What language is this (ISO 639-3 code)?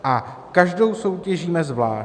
ces